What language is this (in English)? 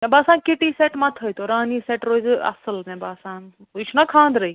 Kashmiri